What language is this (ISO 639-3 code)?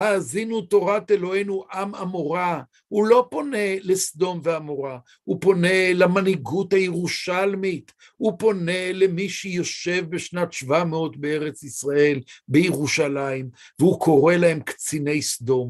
heb